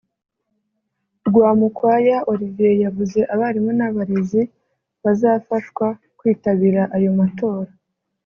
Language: Kinyarwanda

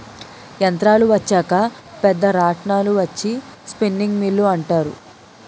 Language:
Telugu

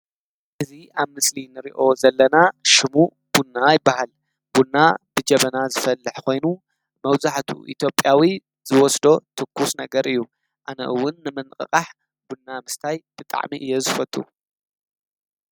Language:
Tigrinya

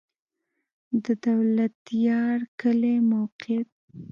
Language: Pashto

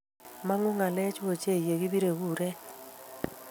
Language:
Kalenjin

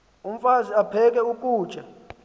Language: Xhosa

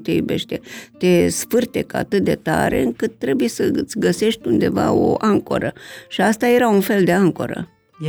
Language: Romanian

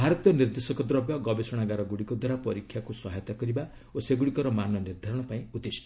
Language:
Odia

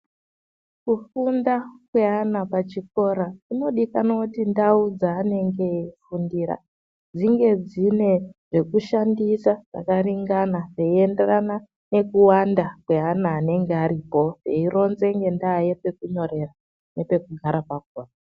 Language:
Ndau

